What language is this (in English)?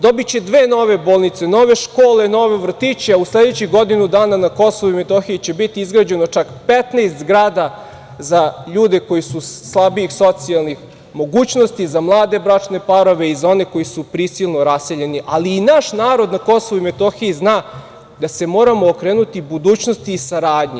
Serbian